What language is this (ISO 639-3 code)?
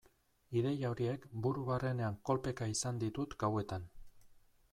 eus